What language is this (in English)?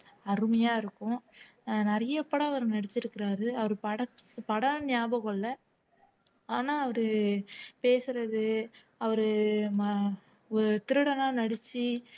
Tamil